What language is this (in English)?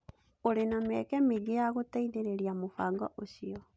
Kikuyu